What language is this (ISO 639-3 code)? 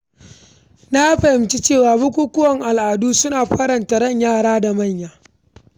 hau